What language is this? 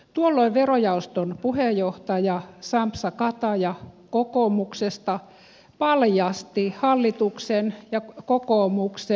Finnish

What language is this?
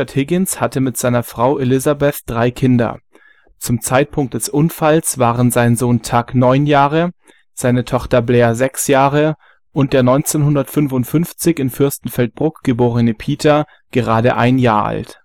German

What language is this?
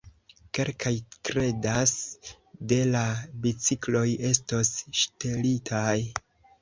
Esperanto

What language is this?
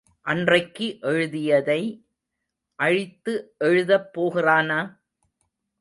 Tamil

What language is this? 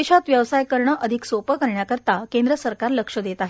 Marathi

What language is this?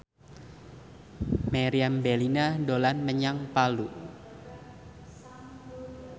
Javanese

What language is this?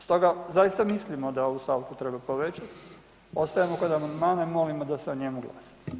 Croatian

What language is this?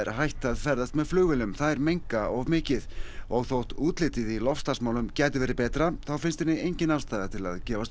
Icelandic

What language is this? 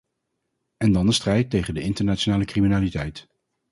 Dutch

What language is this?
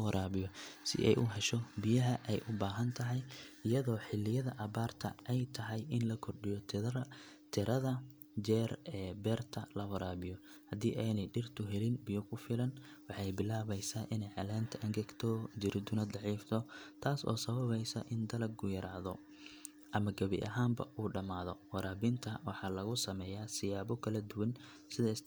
Somali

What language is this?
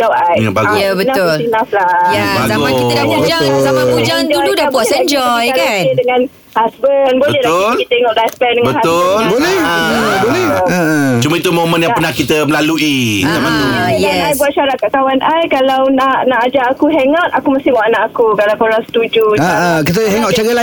Malay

